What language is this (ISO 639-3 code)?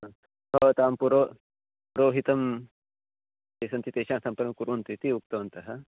san